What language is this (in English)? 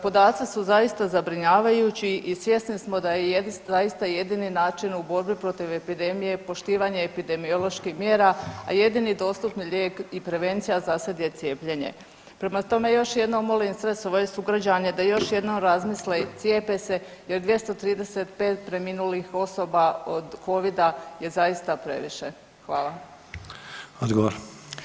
Croatian